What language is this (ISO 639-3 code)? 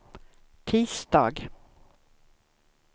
swe